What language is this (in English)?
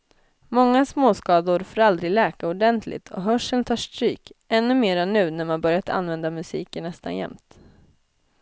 Swedish